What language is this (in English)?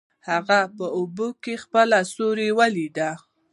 Pashto